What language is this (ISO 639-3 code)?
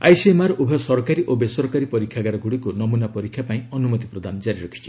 ori